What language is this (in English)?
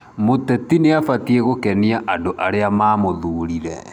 Kikuyu